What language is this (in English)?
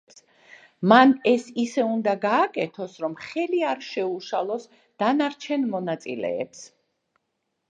Georgian